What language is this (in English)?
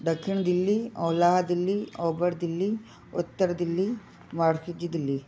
Sindhi